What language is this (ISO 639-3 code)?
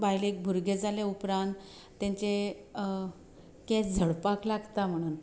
kok